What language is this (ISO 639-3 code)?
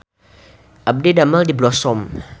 sun